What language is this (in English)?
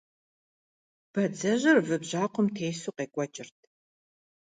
Kabardian